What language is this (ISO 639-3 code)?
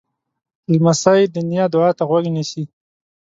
pus